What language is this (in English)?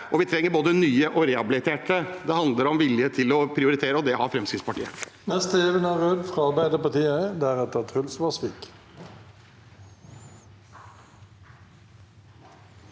Norwegian